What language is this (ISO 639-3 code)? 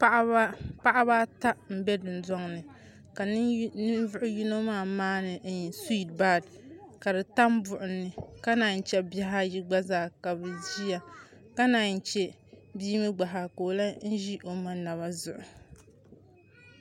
dag